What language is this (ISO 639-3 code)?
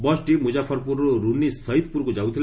ori